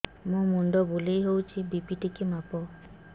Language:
Odia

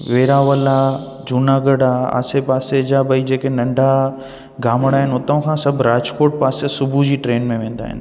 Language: Sindhi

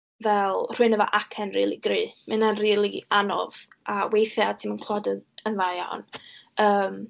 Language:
Welsh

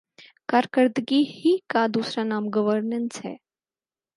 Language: Urdu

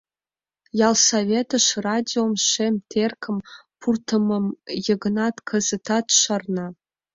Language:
Mari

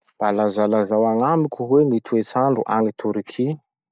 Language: Masikoro Malagasy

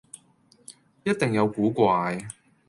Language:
Cantonese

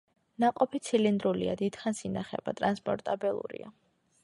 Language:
Georgian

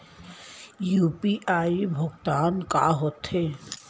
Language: Chhattisgarhi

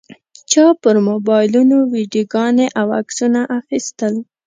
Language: Pashto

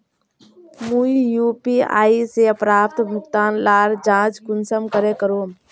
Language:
Magahi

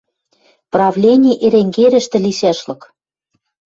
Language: Western Mari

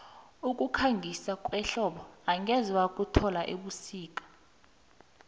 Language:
South Ndebele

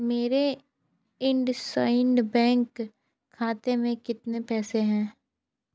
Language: Hindi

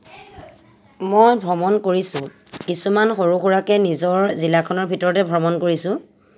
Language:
Assamese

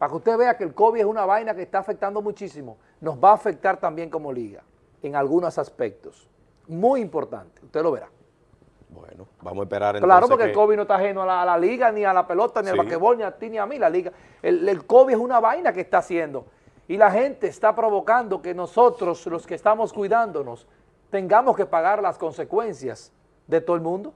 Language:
Spanish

